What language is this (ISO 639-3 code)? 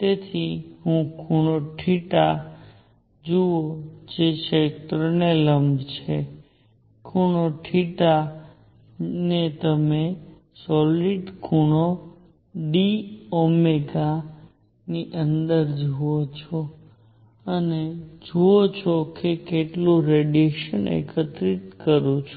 guj